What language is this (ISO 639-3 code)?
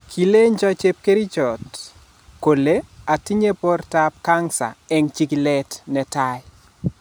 kln